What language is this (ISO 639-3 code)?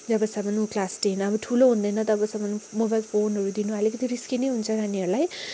nep